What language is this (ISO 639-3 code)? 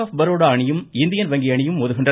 tam